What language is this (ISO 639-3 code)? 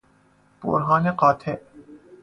fas